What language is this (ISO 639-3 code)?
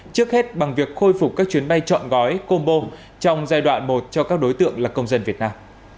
vie